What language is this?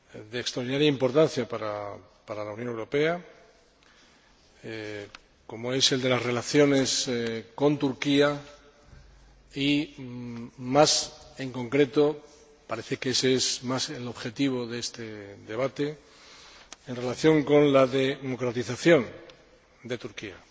Spanish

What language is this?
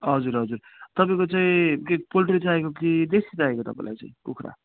Nepali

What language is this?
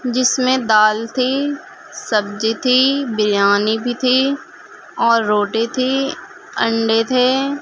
Urdu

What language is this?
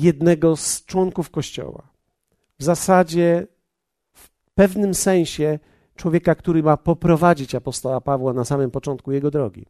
Polish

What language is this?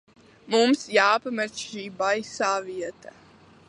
Latvian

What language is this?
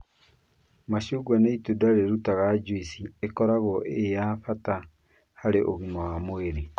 Kikuyu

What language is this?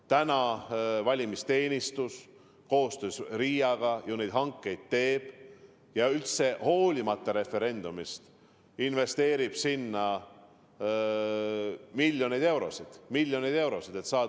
Estonian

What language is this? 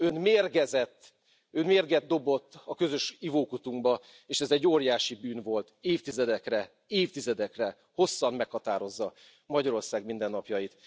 Hungarian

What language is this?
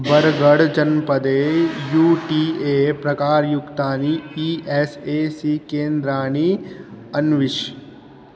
Sanskrit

